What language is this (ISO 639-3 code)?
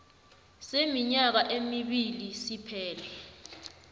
nbl